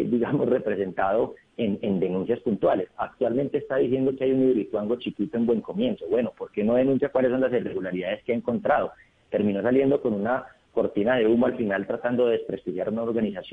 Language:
Spanish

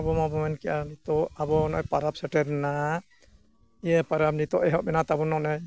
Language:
Santali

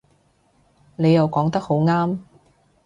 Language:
Cantonese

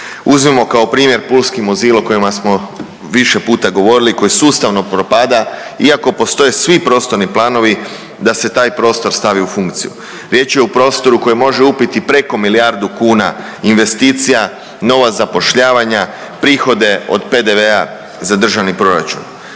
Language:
Croatian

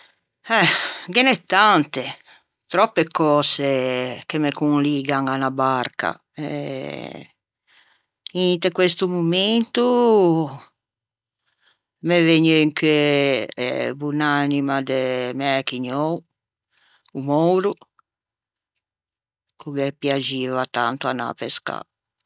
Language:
Ligurian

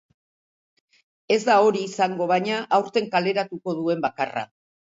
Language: Basque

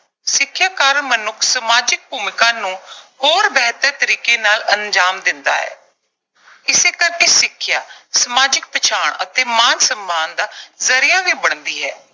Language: Punjabi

